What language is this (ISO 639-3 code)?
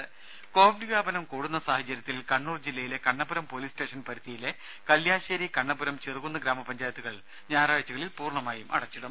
mal